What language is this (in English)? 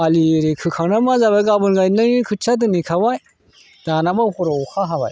Bodo